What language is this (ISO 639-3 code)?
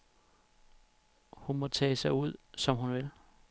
dan